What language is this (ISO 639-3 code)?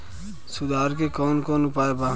bho